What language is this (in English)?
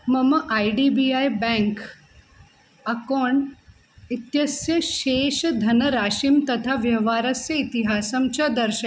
Sanskrit